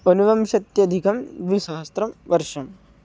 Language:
Sanskrit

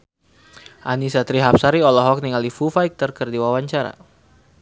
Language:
Sundanese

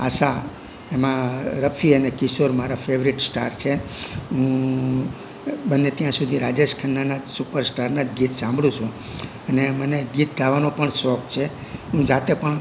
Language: Gujarati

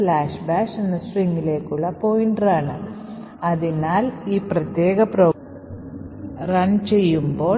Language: Malayalam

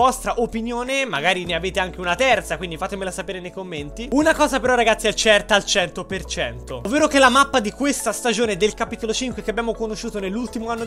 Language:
Italian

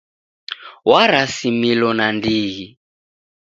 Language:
Taita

